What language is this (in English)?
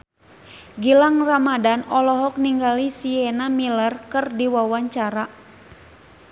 Sundanese